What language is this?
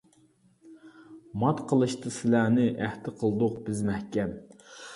Uyghur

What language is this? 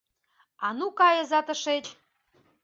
Mari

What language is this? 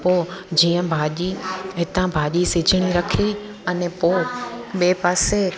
Sindhi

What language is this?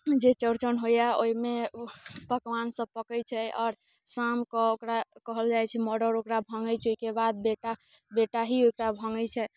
Maithili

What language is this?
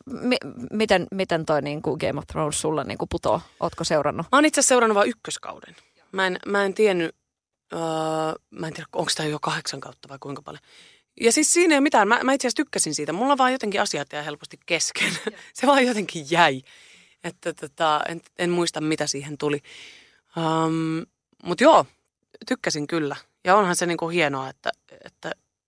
Finnish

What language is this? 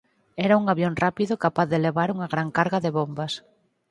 Galician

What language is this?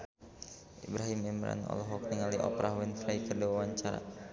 Sundanese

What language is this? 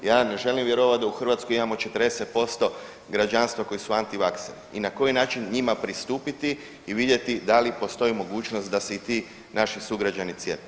Croatian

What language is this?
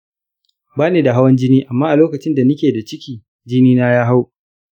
Hausa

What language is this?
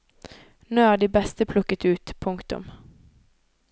Norwegian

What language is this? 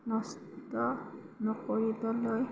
Assamese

